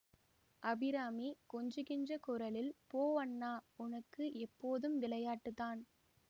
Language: Tamil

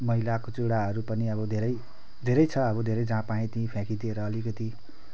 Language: Nepali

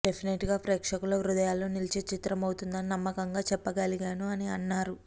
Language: Telugu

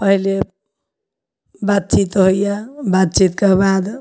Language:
Maithili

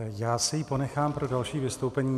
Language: Czech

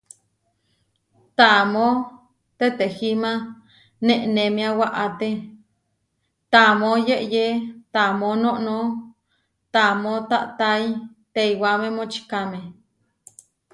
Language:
Huarijio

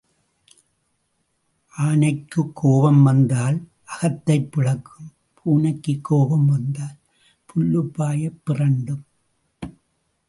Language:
Tamil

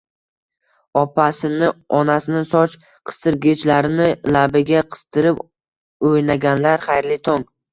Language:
Uzbek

